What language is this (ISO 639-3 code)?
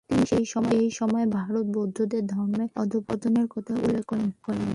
ben